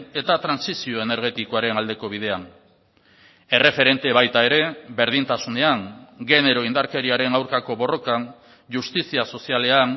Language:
Basque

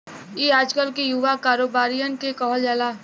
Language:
Bhojpuri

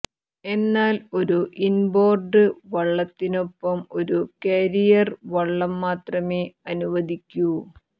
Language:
Malayalam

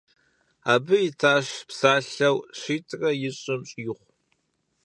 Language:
Kabardian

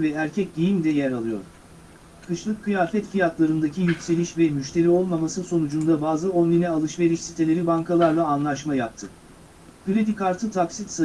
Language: Turkish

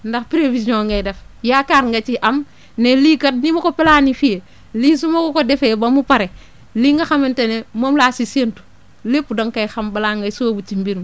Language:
Wolof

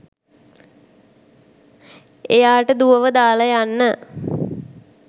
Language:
Sinhala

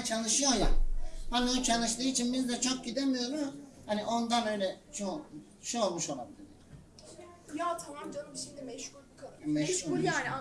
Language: Turkish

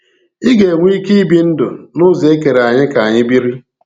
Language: Igbo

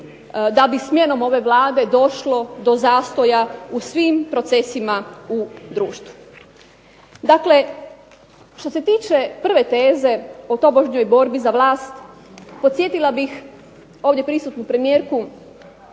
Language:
Croatian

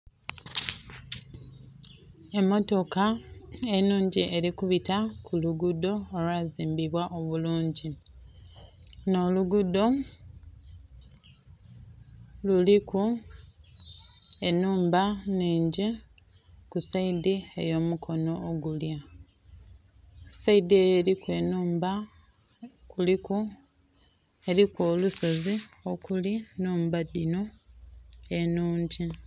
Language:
Soga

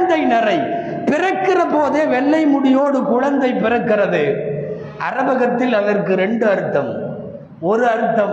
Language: Tamil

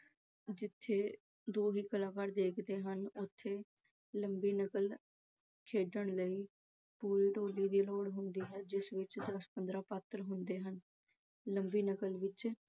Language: Punjabi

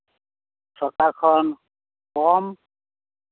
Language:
Santali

